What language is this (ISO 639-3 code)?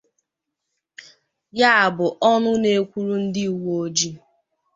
ibo